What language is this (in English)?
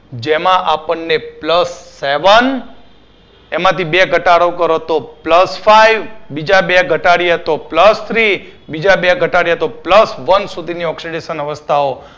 Gujarati